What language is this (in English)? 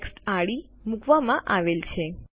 Gujarati